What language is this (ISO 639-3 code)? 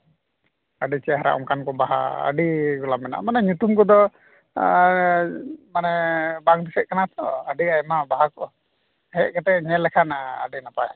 sat